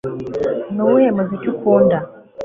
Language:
Kinyarwanda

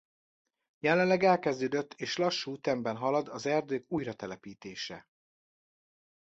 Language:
Hungarian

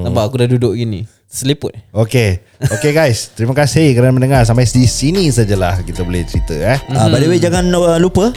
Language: Malay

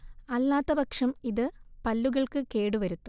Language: Malayalam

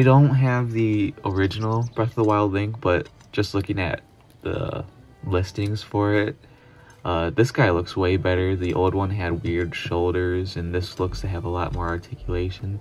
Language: English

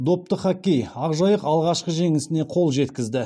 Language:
Kazakh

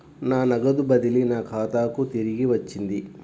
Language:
Telugu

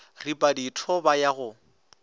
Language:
Northern Sotho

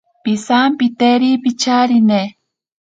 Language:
Ashéninka Perené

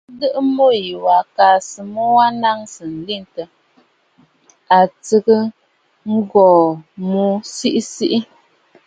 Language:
Bafut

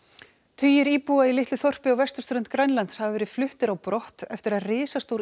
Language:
Icelandic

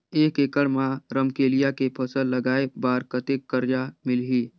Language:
Chhattisgarhi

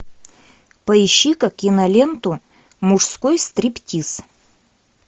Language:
Russian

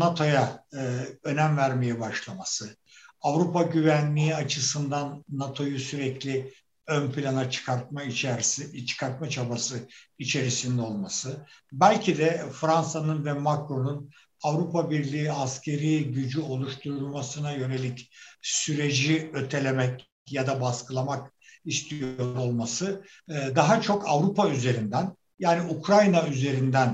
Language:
Turkish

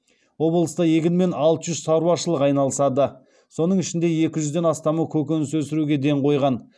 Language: Kazakh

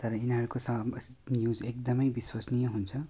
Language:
Nepali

